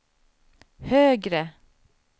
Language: Swedish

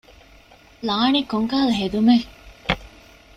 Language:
Divehi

